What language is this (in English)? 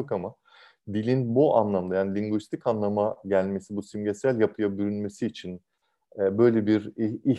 Turkish